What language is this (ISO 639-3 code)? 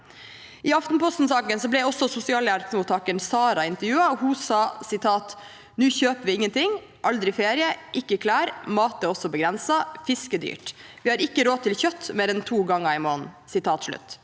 nor